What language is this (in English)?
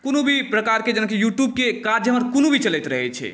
Maithili